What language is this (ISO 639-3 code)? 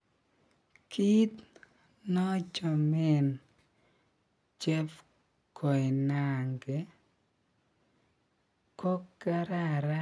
kln